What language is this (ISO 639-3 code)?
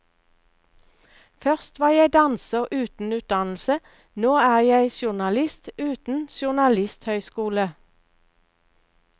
nor